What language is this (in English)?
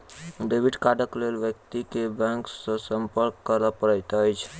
Maithili